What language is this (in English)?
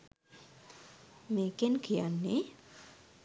Sinhala